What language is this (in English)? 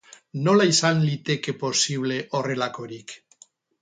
Basque